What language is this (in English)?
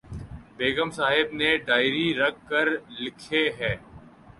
Urdu